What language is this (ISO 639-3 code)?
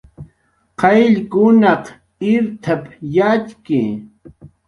jqr